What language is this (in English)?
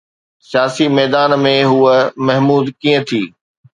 Sindhi